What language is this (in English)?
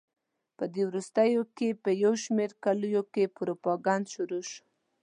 Pashto